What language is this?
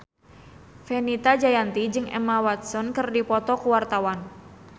Sundanese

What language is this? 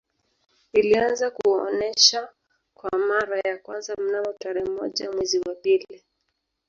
Swahili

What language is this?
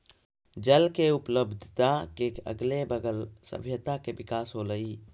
Magahi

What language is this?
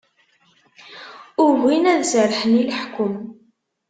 Kabyle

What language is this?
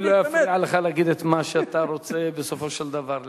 Hebrew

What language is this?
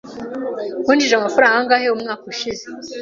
Kinyarwanda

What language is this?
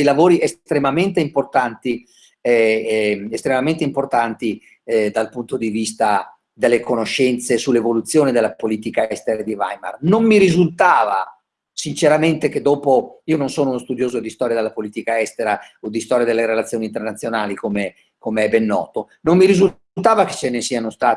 Italian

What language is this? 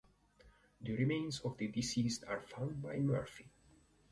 English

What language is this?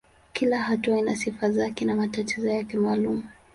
Swahili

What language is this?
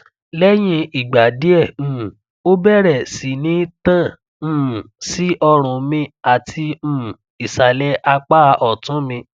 Yoruba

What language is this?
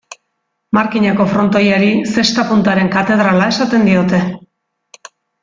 Basque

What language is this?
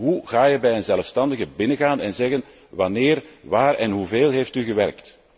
Dutch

